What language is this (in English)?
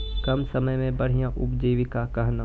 Maithili